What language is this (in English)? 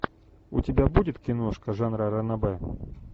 Russian